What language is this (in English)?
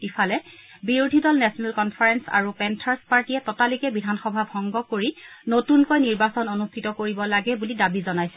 Assamese